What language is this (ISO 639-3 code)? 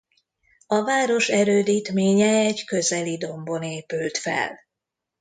hun